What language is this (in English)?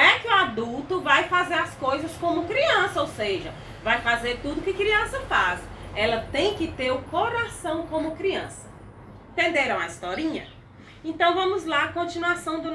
Portuguese